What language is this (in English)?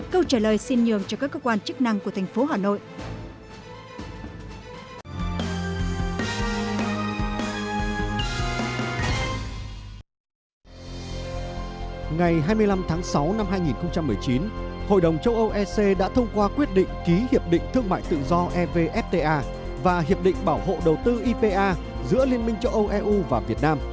Vietnamese